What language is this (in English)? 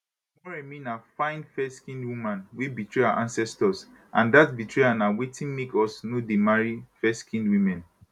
Nigerian Pidgin